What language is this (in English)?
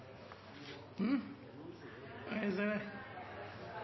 Norwegian Bokmål